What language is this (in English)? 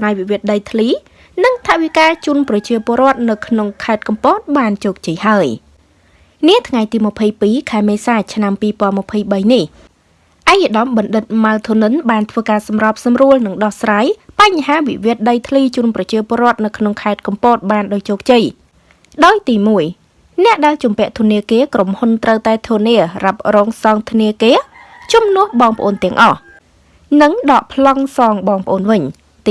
Vietnamese